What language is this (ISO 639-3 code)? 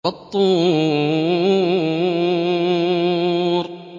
ara